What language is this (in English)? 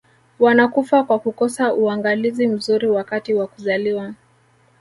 Swahili